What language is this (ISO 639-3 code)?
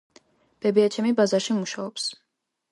kat